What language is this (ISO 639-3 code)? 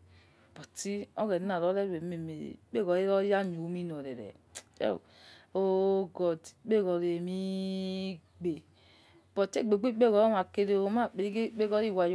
ets